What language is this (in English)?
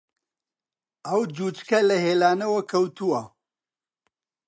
Central Kurdish